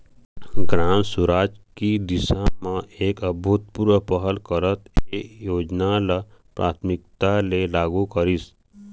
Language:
Chhattisgarhi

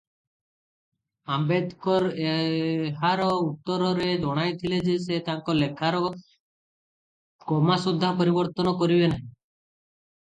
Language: Odia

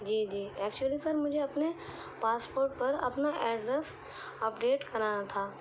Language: Urdu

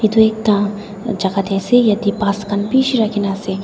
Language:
Naga Pidgin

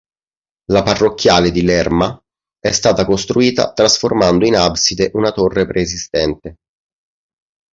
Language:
Italian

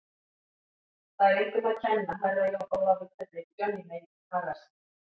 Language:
Icelandic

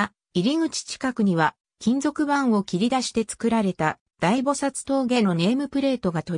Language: Japanese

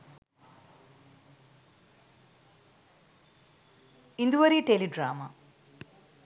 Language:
Sinhala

